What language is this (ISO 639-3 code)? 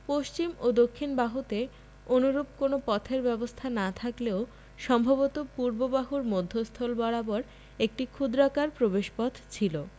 ben